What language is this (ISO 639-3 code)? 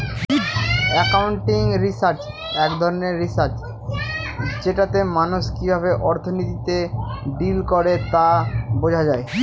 ben